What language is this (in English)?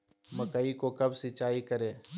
Magahi